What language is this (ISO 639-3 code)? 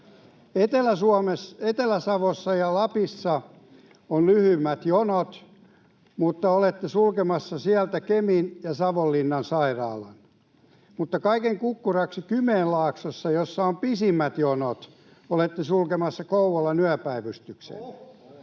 fin